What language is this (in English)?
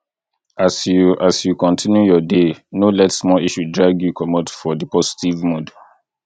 Nigerian Pidgin